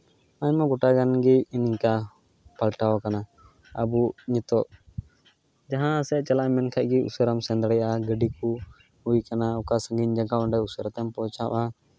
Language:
Santali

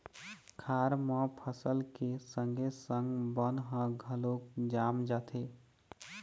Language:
Chhattisgarhi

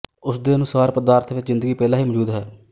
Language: Punjabi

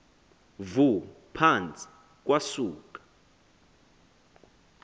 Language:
Xhosa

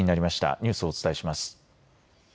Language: Japanese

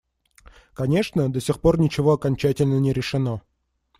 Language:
Russian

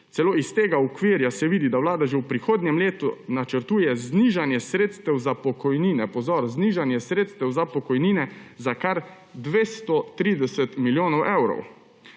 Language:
Slovenian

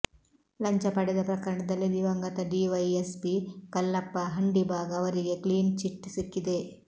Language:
Kannada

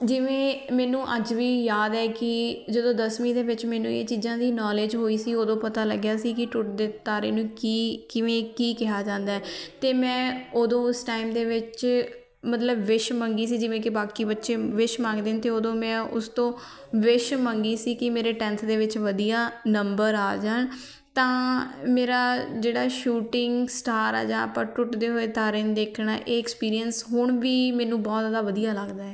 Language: Punjabi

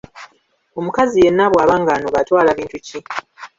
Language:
Ganda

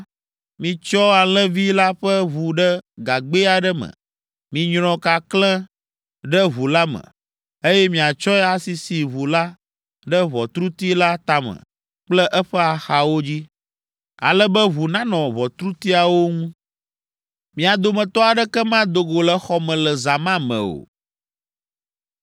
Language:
Ewe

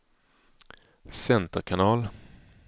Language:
Swedish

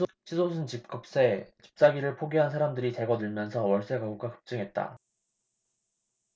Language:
Korean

